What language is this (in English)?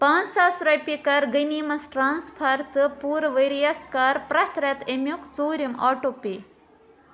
Kashmiri